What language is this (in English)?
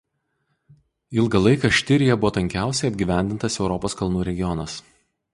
Lithuanian